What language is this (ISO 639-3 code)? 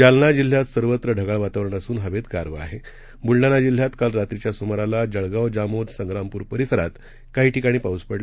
mar